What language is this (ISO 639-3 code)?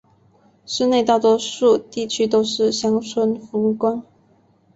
zho